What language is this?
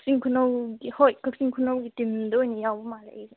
Manipuri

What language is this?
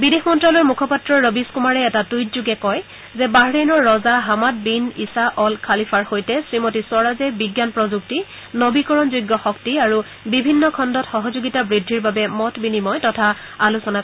Assamese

